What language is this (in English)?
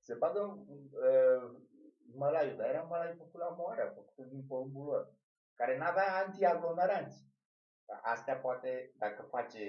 Romanian